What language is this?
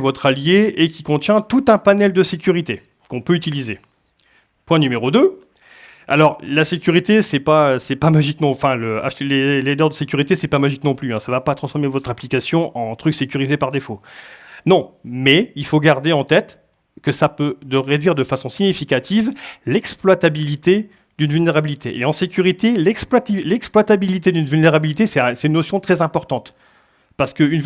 French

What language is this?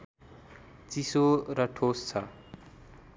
Nepali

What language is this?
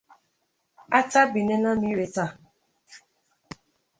Igbo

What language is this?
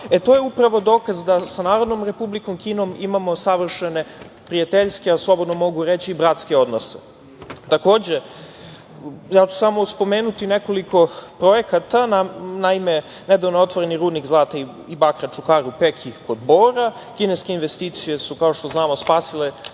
Serbian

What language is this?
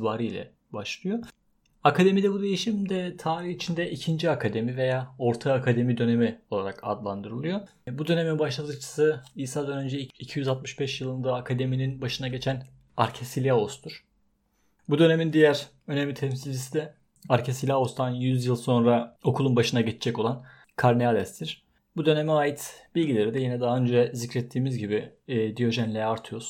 Turkish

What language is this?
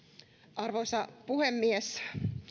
Finnish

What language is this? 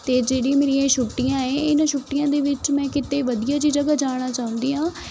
Punjabi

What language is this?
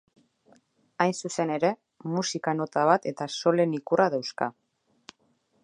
Basque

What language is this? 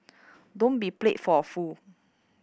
English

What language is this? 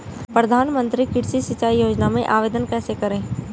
Hindi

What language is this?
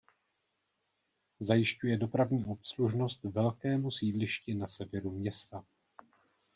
Czech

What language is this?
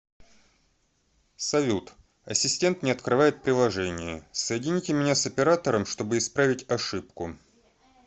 Russian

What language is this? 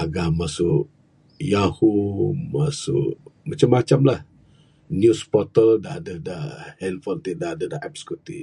Bukar-Sadung Bidayuh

